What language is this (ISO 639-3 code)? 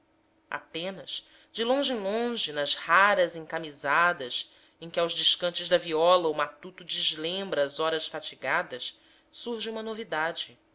por